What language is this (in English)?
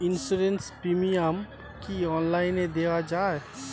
Bangla